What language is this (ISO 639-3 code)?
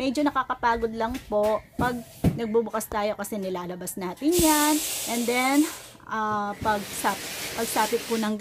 fil